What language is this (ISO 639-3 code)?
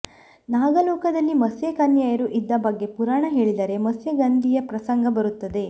kan